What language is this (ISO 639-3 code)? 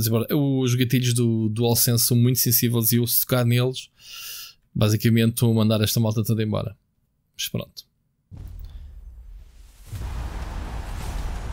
por